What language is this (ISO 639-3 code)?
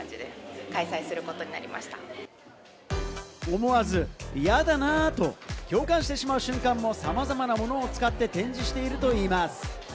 jpn